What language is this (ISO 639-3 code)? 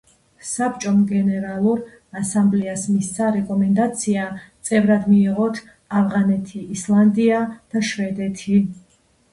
kat